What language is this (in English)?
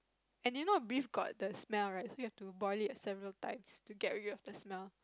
English